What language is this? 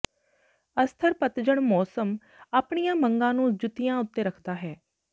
Punjabi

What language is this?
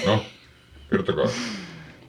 Finnish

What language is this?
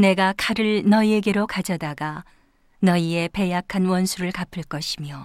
Korean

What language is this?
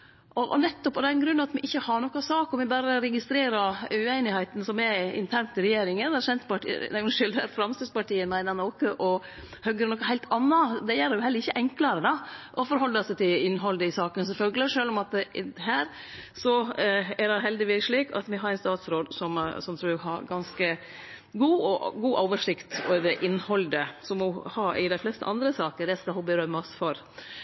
Norwegian Nynorsk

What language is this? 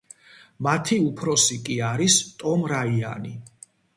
Georgian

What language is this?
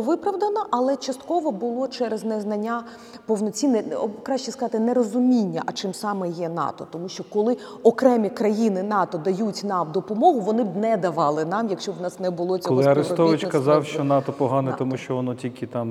Ukrainian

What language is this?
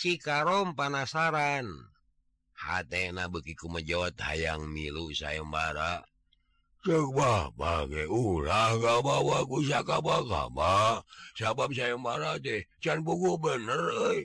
Indonesian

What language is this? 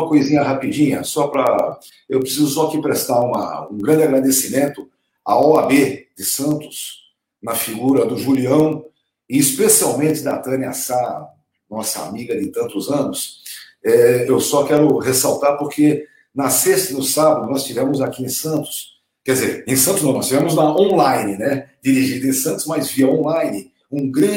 Portuguese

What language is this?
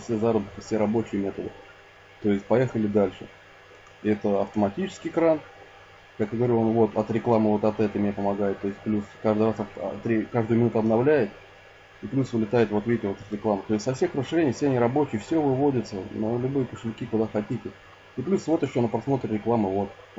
Russian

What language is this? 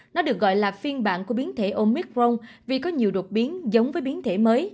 Vietnamese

